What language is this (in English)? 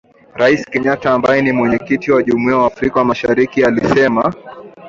Swahili